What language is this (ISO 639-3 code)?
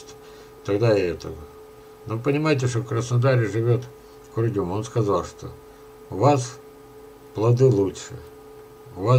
rus